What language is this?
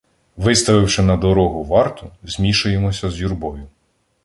Ukrainian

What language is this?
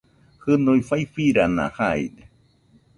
Nüpode Huitoto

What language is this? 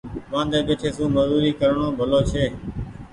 Goaria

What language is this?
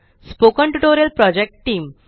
Marathi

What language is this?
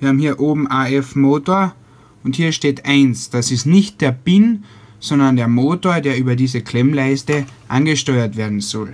German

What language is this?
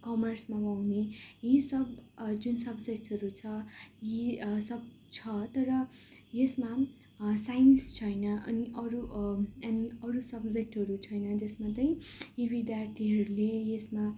Nepali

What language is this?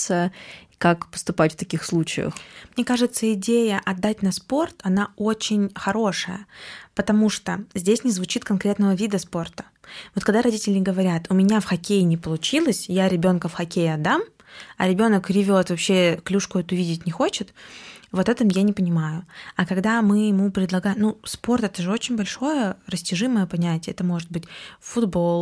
Russian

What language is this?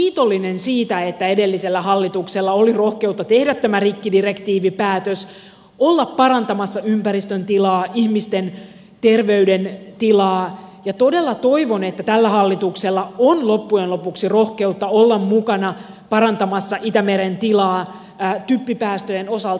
Finnish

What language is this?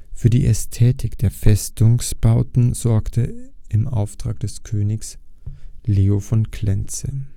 German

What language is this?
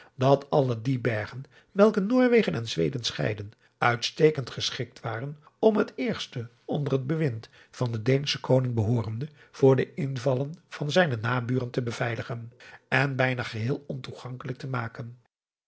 Dutch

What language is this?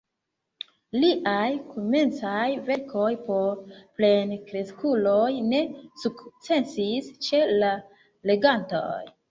Esperanto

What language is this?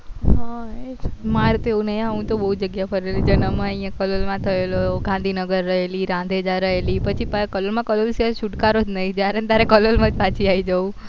Gujarati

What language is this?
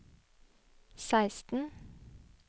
Norwegian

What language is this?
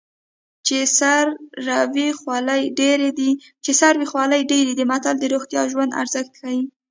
Pashto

